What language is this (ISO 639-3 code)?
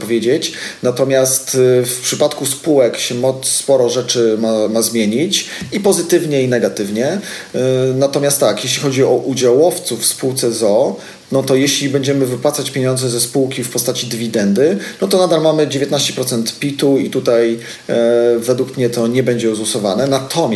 pol